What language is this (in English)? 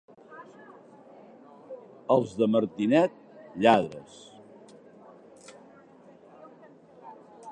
Catalan